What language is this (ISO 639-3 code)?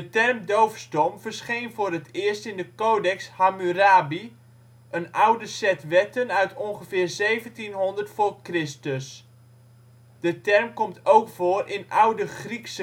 nld